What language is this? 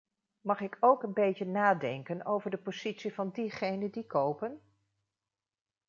Dutch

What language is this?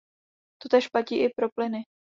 Czech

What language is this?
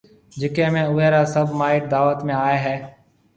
Marwari (Pakistan)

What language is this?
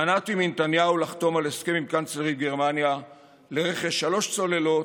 Hebrew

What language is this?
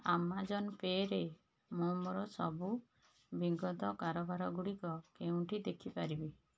Odia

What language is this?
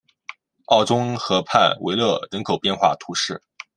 Chinese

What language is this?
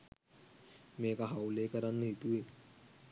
Sinhala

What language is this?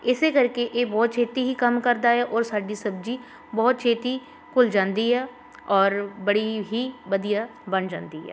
Punjabi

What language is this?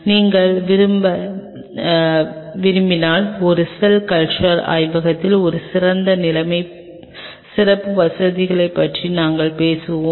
Tamil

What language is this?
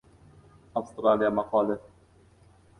Uzbek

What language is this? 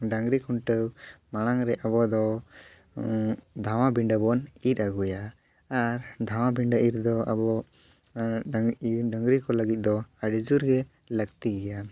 Santali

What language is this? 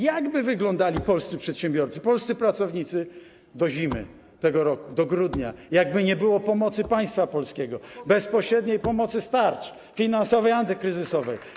Polish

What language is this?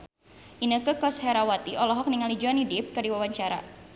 Sundanese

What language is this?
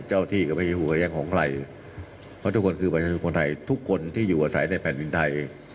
Thai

